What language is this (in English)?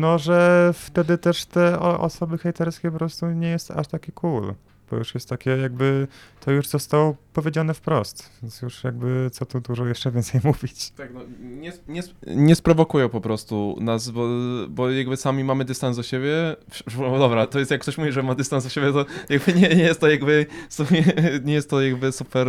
Polish